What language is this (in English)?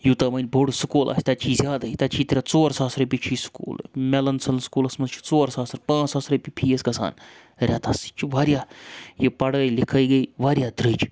Kashmiri